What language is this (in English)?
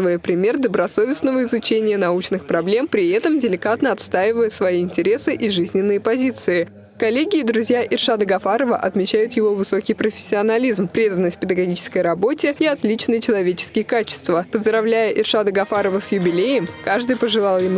Russian